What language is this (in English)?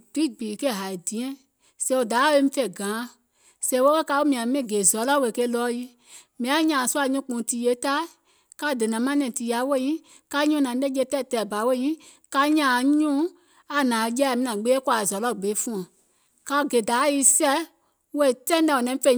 Gola